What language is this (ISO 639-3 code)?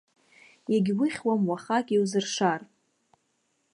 abk